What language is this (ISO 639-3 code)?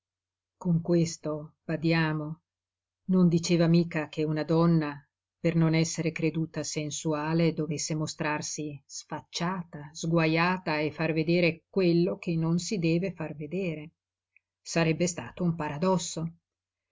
ita